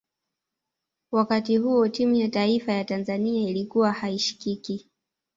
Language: Swahili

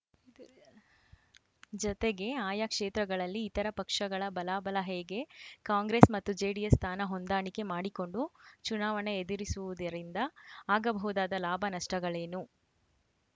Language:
Kannada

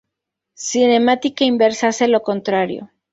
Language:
Spanish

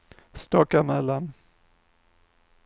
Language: Swedish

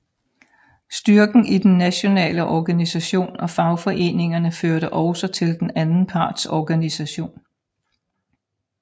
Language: Danish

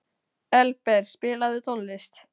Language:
Icelandic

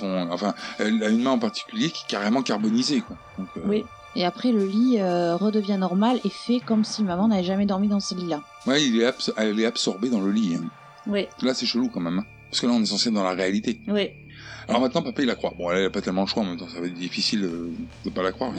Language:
French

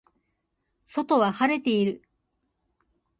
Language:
Japanese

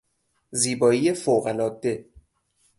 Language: Persian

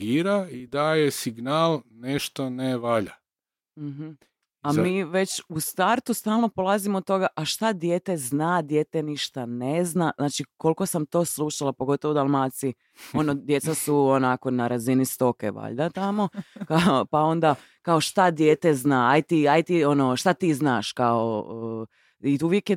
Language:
Croatian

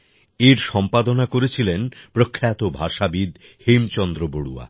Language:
Bangla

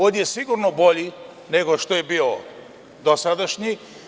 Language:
Serbian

